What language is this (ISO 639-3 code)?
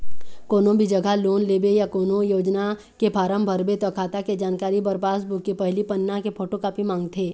hne